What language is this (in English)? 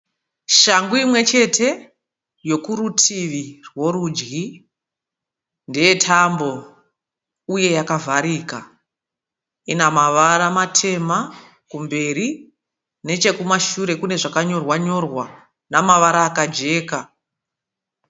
Shona